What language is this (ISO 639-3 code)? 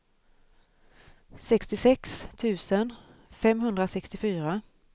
swe